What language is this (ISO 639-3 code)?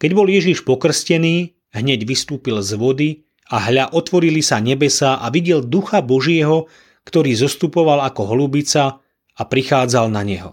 slk